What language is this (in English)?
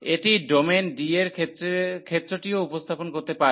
Bangla